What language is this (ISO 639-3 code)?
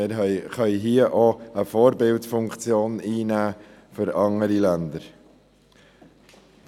gsw